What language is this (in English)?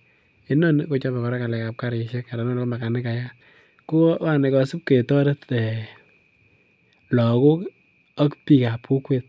Kalenjin